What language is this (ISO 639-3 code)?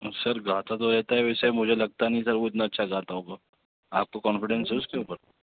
urd